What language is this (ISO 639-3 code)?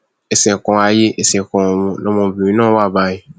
yor